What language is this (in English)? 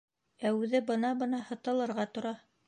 Bashkir